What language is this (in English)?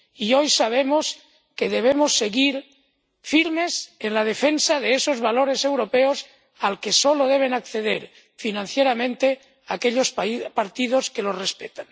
Spanish